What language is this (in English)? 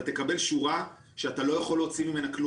Hebrew